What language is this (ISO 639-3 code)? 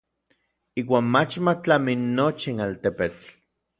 nlv